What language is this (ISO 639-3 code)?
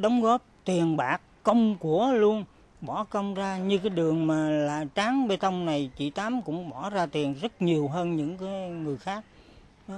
vie